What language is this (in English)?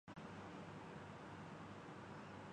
Urdu